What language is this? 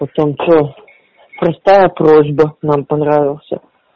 Russian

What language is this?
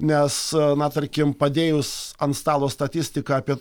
Lithuanian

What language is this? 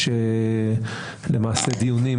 Hebrew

